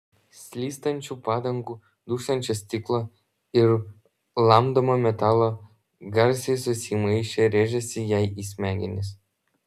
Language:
Lithuanian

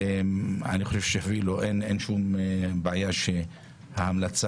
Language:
Hebrew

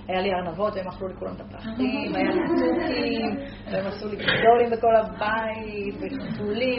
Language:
Hebrew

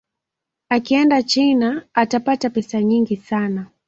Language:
Swahili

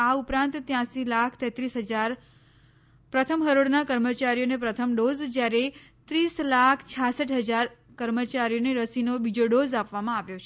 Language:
Gujarati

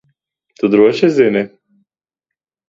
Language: Latvian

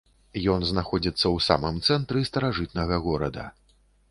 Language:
Belarusian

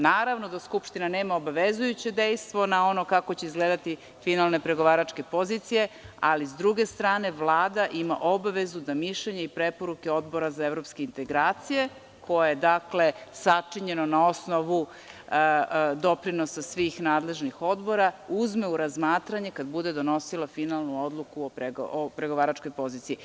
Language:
Serbian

